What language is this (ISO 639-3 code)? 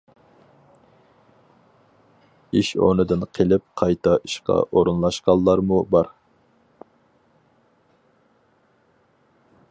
uig